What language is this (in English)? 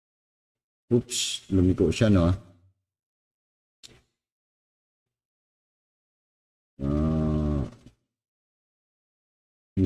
Filipino